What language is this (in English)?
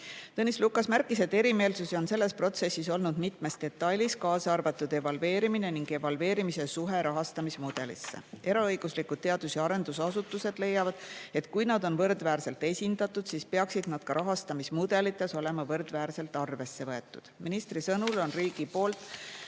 Estonian